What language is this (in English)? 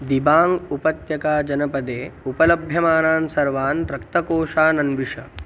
Sanskrit